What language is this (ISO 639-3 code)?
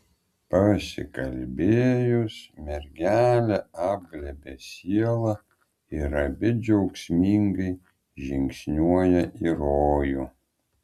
lit